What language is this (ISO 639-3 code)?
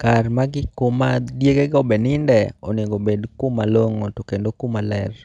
luo